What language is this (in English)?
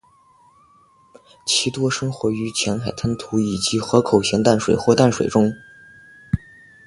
Chinese